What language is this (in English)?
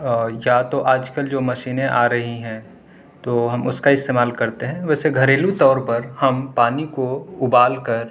Urdu